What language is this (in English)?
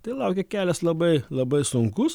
Lithuanian